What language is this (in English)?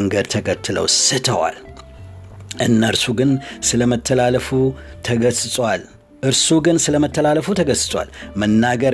Amharic